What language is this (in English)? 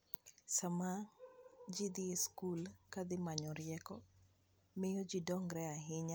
Luo (Kenya and Tanzania)